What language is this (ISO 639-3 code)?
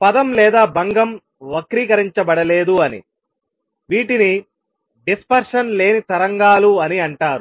tel